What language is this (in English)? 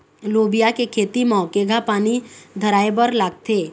Chhattisgarhi